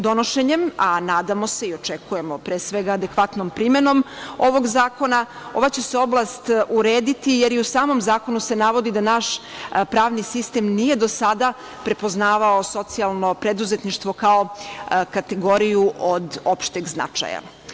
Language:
Serbian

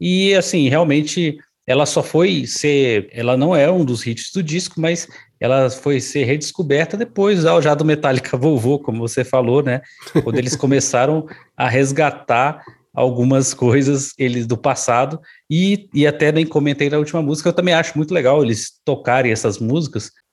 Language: Portuguese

